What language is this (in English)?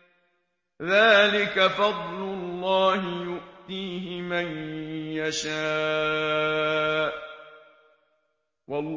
Arabic